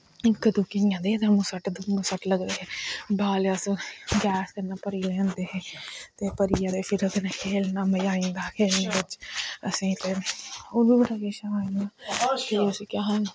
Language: Dogri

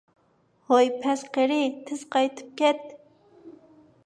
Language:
Uyghur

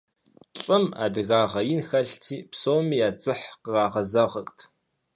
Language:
Kabardian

